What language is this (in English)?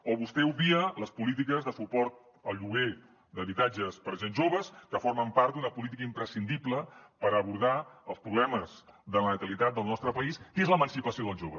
Catalan